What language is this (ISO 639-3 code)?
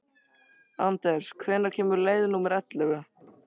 isl